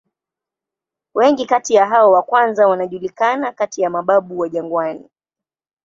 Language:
Swahili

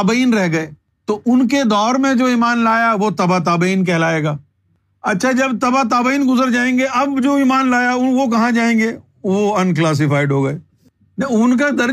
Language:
Urdu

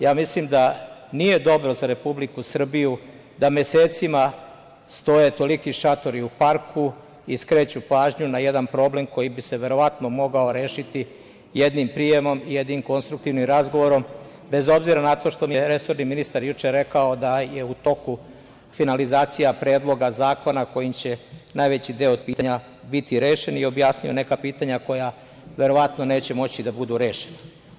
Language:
Serbian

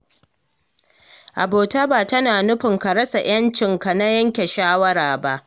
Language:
Hausa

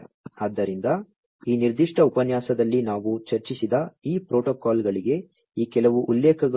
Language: Kannada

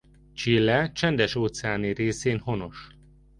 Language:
Hungarian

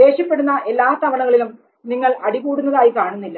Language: Malayalam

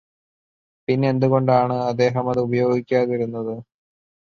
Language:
Malayalam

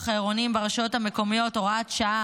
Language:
Hebrew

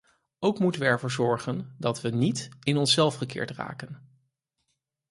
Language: Dutch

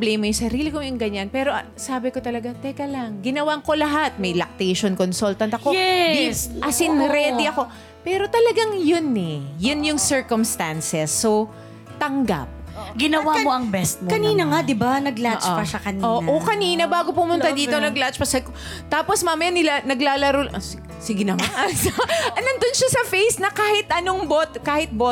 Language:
Filipino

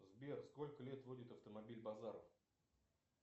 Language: Russian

